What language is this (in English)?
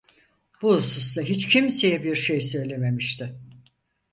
Turkish